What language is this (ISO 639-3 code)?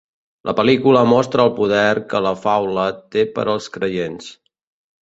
cat